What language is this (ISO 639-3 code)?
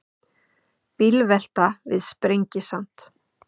isl